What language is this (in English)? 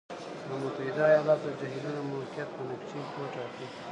Pashto